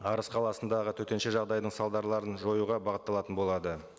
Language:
Kazakh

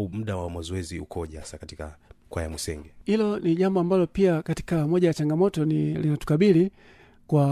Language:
Swahili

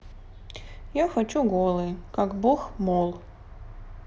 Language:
Russian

